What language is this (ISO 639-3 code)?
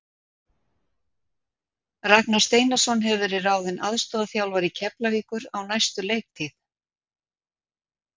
isl